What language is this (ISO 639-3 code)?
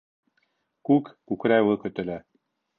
bak